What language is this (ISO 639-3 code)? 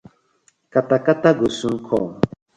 pcm